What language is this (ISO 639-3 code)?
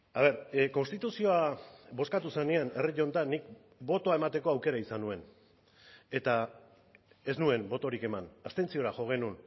eus